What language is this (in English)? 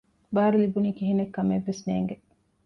Divehi